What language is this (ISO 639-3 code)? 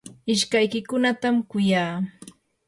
qur